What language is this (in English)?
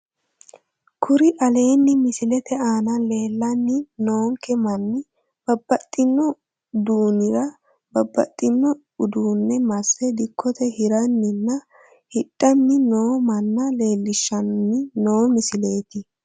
Sidamo